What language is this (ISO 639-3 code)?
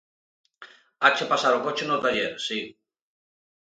glg